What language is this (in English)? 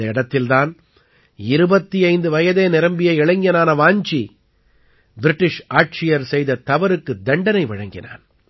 Tamil